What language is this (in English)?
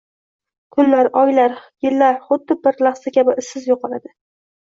Uzbek